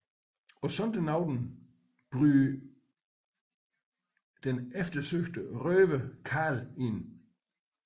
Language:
Danish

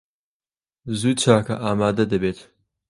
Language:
Central Kurdish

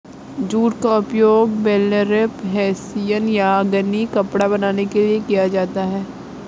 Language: Hindi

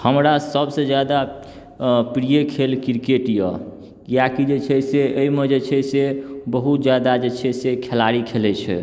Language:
Maithili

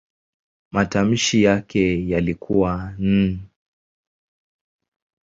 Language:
Swahili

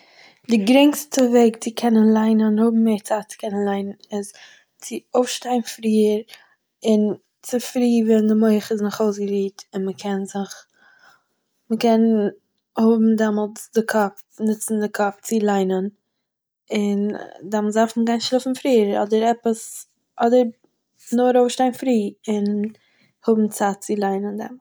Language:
Yiddish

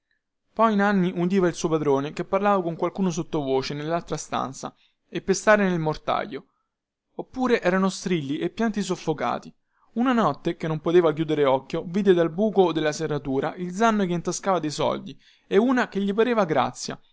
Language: Italian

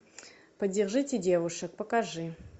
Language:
Russian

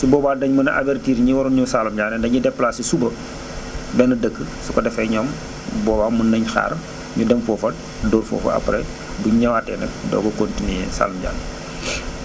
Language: Wolof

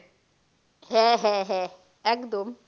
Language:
Bangla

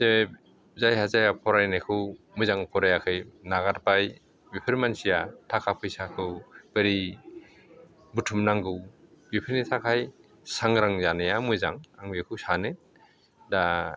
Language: Bodo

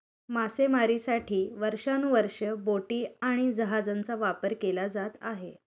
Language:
Marathi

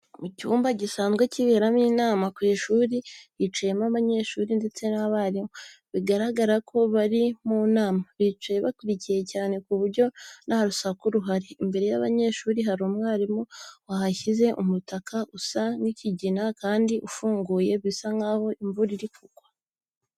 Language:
Kinyarwanda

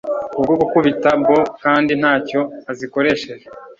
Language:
Kinyarwanda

